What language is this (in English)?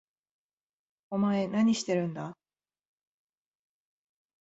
Japanese